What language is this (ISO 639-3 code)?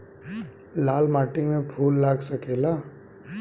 bho